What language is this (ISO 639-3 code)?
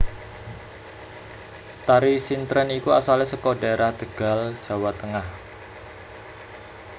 jav